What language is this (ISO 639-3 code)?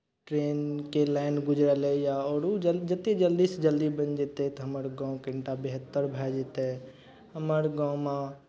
mai